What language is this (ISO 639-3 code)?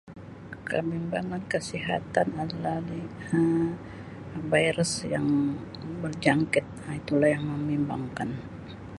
msi